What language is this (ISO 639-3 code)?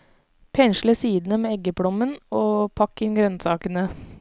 nor